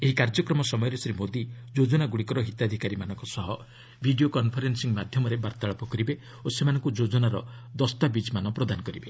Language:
Odia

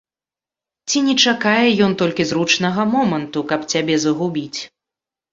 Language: Belarusian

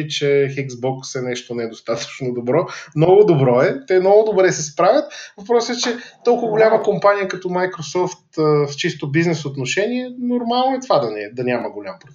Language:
Bulgarian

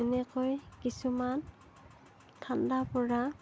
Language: Assamese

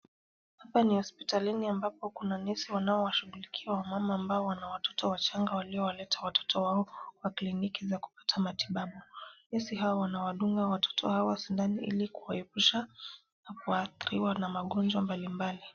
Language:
Swahili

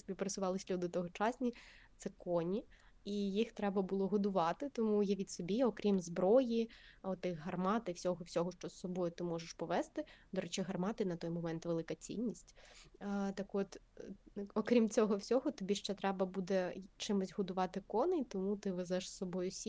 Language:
Ukrainian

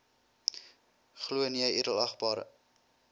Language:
Afrikaans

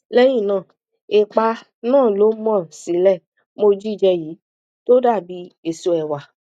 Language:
Yoruba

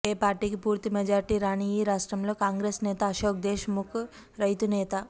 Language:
Telugu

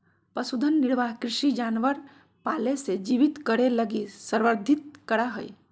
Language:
Magahi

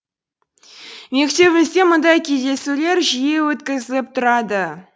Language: Kazakh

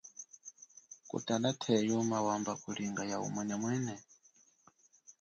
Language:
Chokwe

